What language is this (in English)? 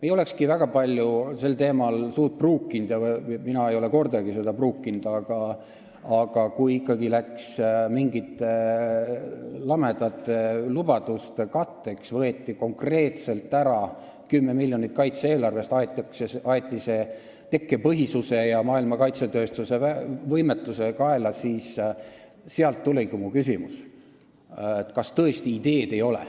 Estonian